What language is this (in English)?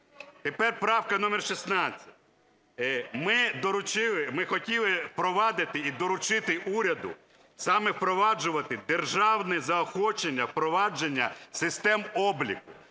Ukrainian